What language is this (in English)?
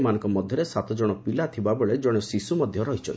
Odia